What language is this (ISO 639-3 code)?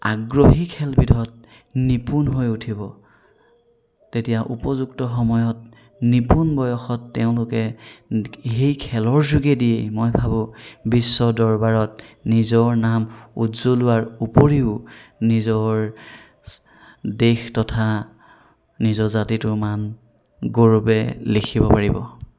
asm